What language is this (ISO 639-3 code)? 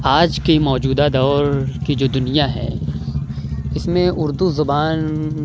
urd